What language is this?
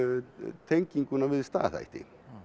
Icelandic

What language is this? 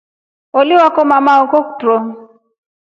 Rombo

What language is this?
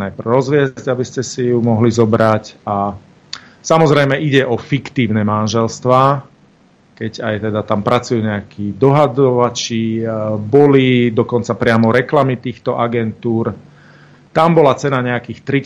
Slovak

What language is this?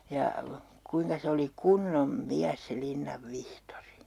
Finnish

